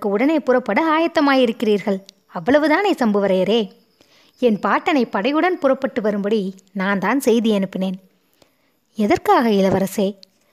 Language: Tamil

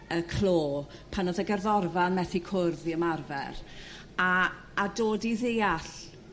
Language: Welsh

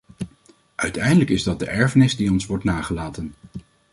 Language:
Dutch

